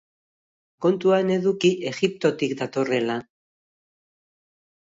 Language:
Basque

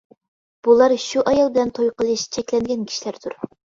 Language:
Uyghur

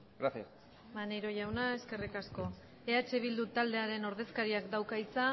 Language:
Basque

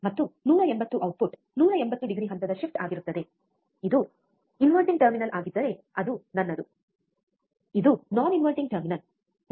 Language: Kannada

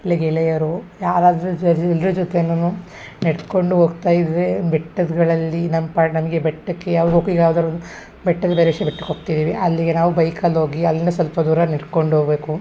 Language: Kannada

